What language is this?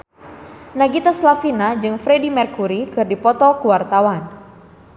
Sundanese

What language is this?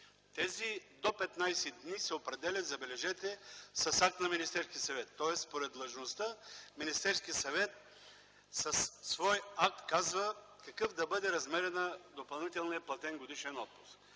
Bulgarian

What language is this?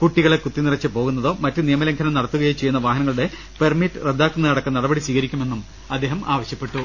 Malayalam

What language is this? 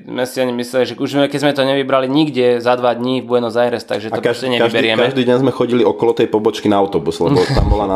Slovak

